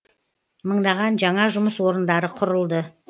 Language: Kazakh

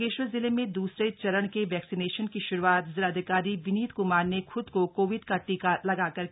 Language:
Hindi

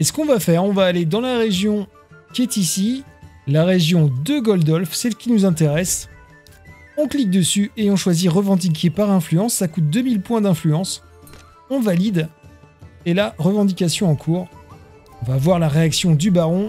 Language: French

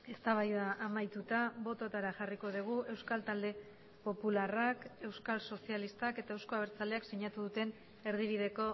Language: Basque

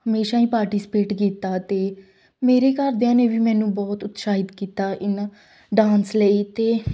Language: Punjabi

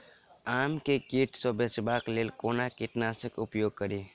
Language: Maithili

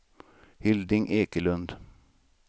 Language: Swedish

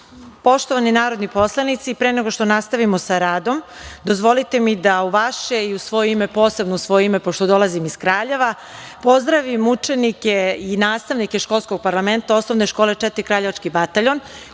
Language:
Serbian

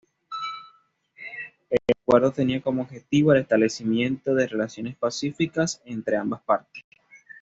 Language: Spanish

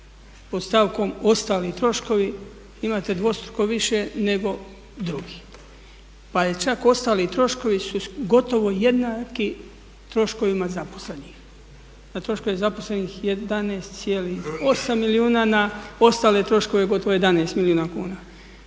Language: Croatian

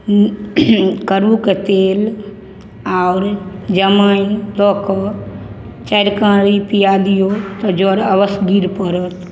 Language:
Maithili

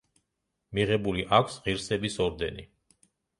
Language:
Georgian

